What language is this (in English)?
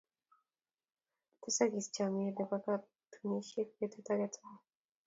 Kalenjin